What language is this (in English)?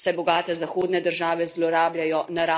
Slovenian